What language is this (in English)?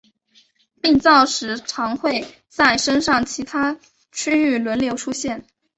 Chinese